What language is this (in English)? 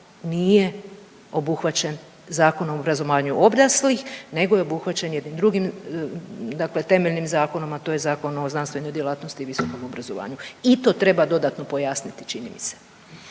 Croatian